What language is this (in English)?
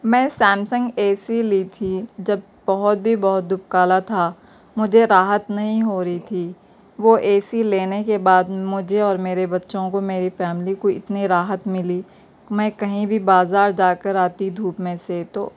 Urdu